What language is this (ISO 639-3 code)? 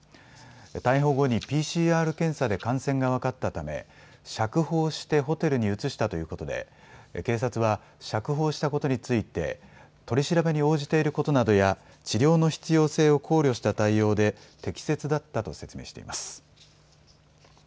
jpn